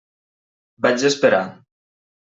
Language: Catalan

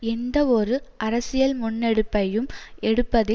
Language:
Tamil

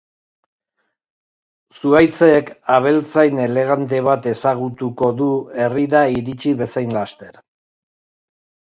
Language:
Basque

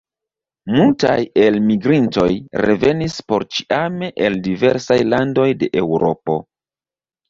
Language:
Esperanto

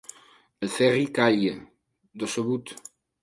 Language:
Catalan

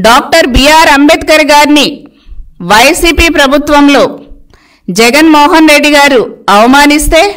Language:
Telugu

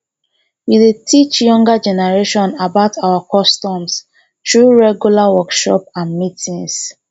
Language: Nigerian Pidgin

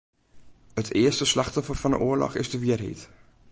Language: Western Frisian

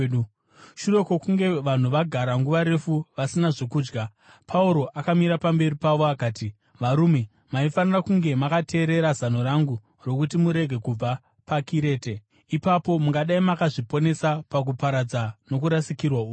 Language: Shona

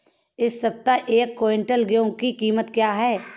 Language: Hindi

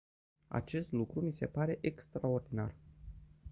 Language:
Romanian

